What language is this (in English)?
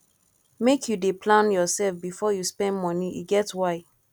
Nigerian Pidgin